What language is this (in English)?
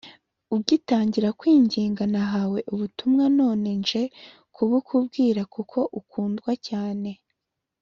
Kinyarwanda